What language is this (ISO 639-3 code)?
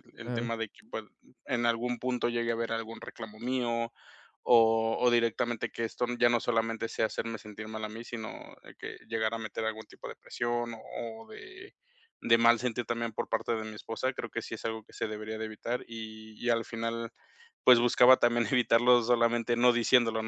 spa